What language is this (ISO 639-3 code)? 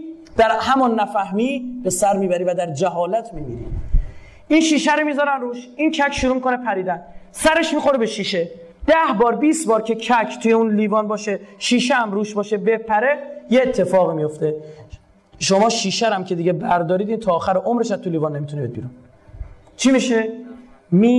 fas